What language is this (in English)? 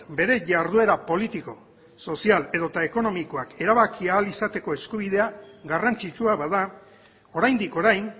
Basque